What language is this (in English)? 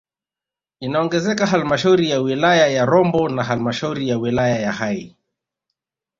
Swahili